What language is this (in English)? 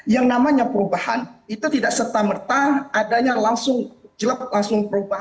Indonesian